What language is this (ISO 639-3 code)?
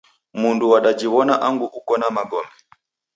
dav